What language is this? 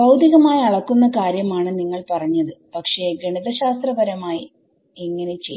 Malayalam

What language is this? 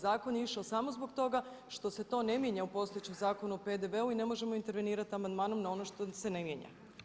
Croatian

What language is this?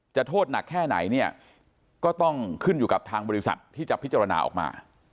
Thai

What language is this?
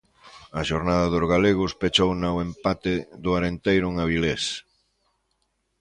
Galician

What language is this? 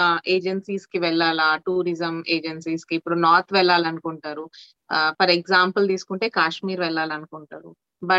Telugu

